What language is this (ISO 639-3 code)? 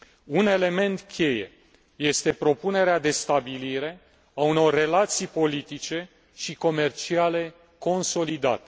ron